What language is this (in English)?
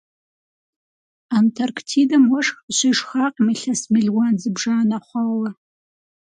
Kabardian